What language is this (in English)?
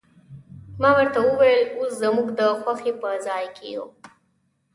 Pashto